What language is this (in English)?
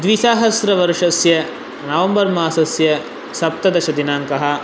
Sanskrit